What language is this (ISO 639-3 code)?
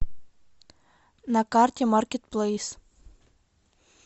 rus